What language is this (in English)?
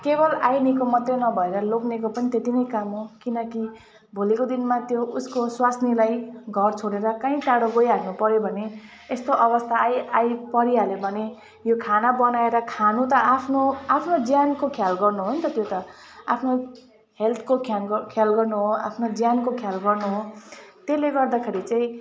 Nepali